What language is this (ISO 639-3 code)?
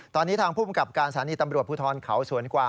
tha